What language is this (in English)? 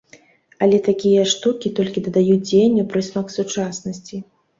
Belarusian